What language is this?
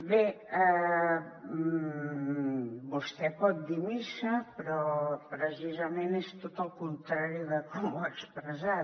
Catalan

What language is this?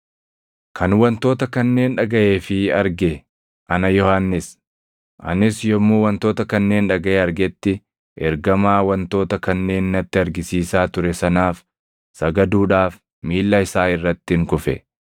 Oromo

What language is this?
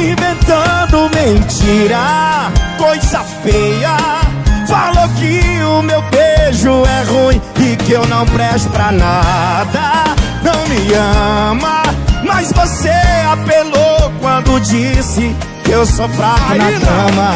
Portuguese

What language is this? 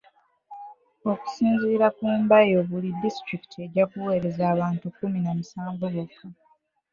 Ganda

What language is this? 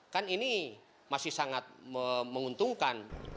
Indonesian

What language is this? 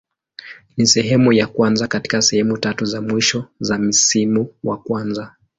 Swahili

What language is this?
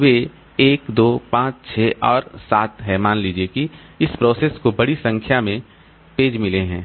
Hindi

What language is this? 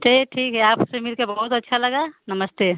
Hindi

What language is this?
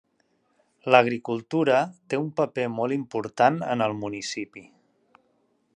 Catalan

